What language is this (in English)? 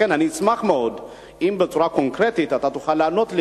Hebrew